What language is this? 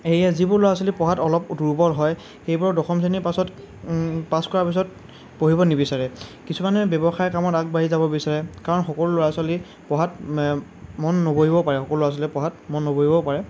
Assamese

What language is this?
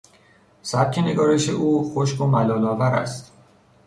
Persian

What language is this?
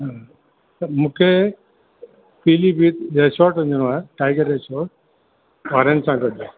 Sindhi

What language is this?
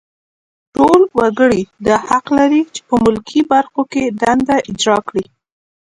Pashto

